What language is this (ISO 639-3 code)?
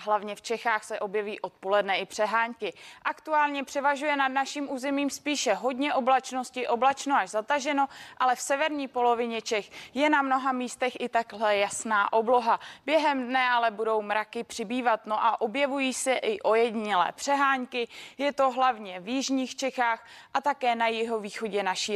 ces